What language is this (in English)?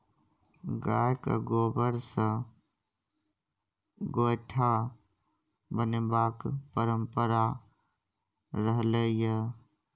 Maithili